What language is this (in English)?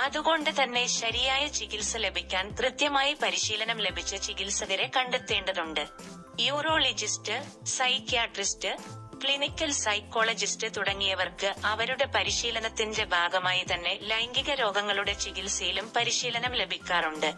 Malayalam